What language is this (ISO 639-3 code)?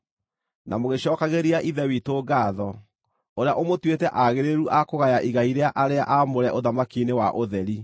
kik